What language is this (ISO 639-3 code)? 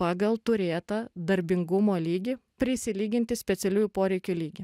lit